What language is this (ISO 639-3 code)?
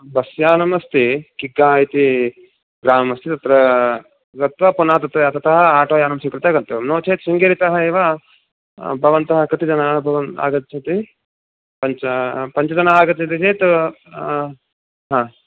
san